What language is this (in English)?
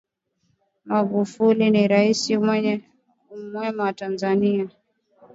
Swahili